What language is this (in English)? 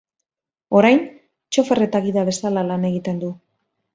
Basque